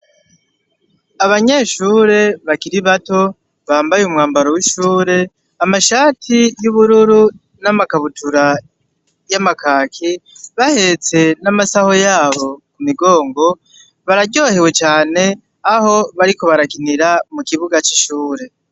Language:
Rundi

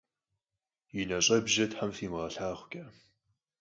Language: Kabardian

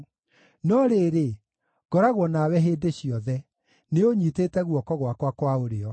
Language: Kikuyu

